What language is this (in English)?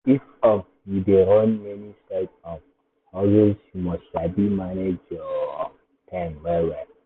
Nigerian Pidgin